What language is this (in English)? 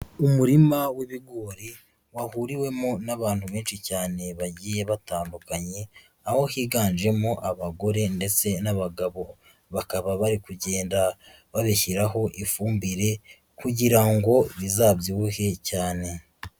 Kinyarwanda